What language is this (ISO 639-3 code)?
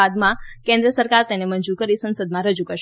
guj